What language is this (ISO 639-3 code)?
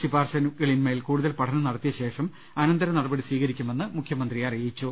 mal